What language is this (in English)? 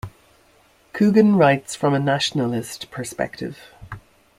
English